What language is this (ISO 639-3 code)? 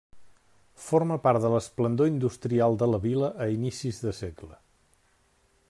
cat